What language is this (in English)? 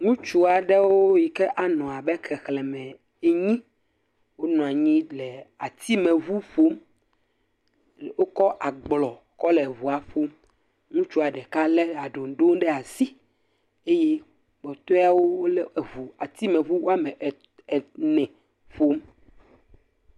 Ewe